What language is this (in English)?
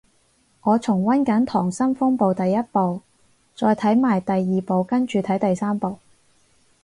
Cantonese